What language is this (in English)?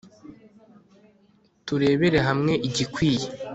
Kinyarwanda